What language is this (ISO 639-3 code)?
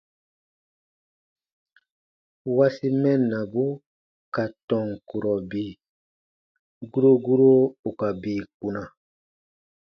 bba